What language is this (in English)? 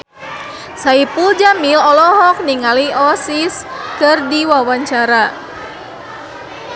Sundanese